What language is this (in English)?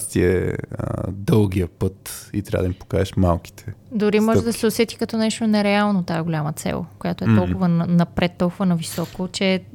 Bulgarian